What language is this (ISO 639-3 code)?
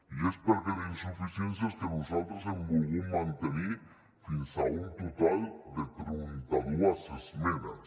cat